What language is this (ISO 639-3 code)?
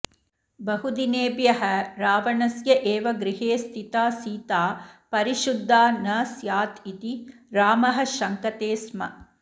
san